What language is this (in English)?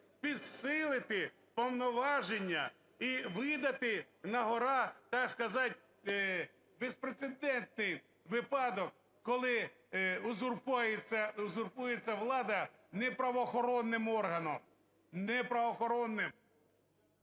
Ukrainian